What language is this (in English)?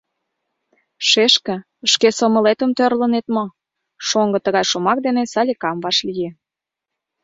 Mari